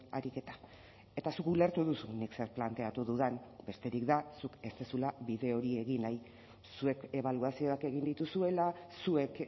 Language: Basque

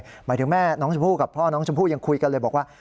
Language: Thai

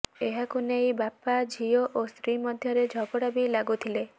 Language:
Odia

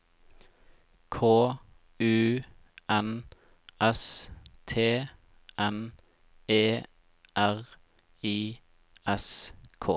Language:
Norwegian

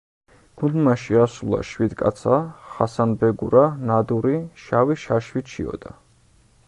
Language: Georgian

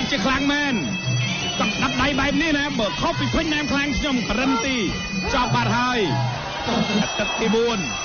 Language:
Thai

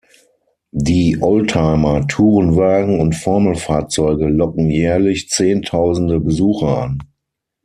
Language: German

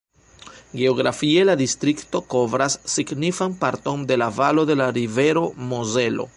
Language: Esperanto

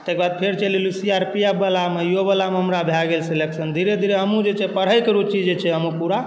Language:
Maithili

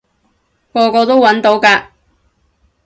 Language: Cantonese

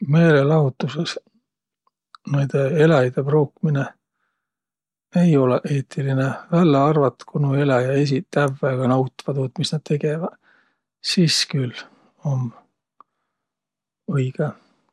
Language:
Võro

